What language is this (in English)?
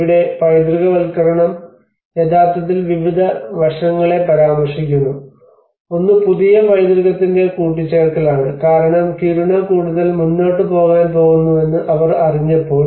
Malayalam